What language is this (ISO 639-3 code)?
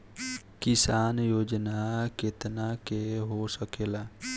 bho